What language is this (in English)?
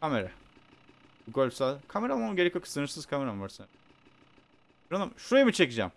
Turkish